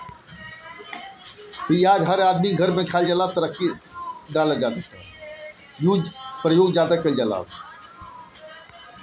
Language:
Bhojpuri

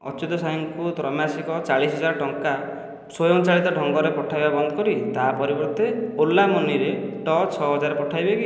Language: Odia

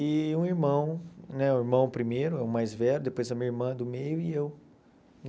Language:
Portuguese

